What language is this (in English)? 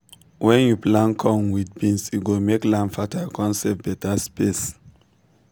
Nigerian Pidgin